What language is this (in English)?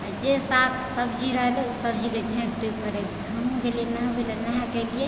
Maithili